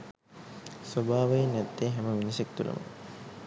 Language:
Sinhala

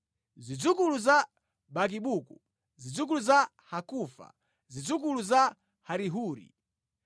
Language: Nyanja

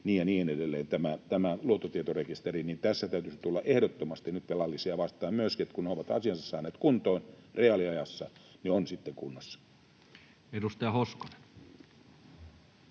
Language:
Finnish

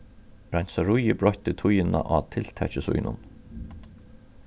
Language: Faroese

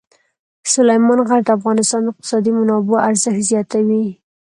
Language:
Pashto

